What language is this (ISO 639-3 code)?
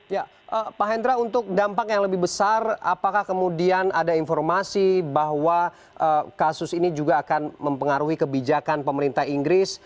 ind